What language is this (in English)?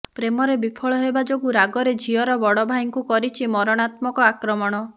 Odia